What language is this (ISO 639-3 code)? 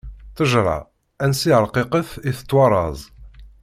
kab